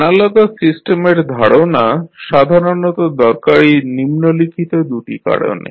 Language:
Bangla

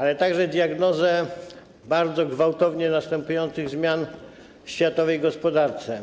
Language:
Polish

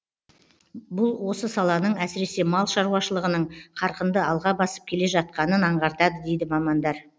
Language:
Kazakh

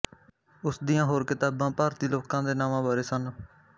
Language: Punjabi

